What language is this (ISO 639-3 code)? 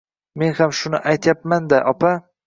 uzb